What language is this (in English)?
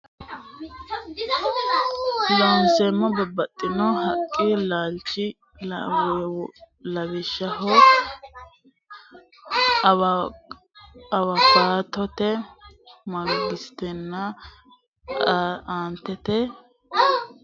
Sidamo